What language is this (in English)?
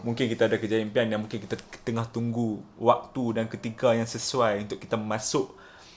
Malay